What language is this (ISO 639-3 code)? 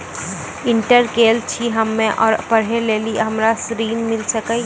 mai